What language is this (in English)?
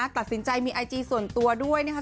Thai